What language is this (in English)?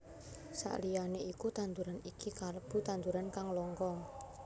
Javanese